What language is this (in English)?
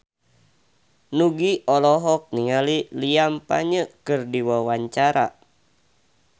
Sundanese